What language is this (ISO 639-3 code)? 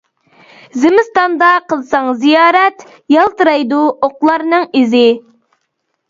uig